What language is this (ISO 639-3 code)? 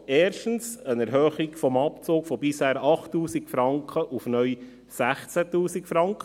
gsw